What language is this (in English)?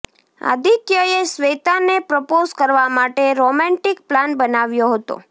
Gujarati